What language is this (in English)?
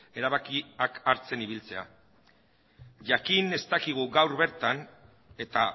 Basque